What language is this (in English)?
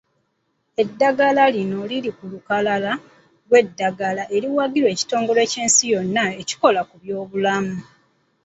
Ganda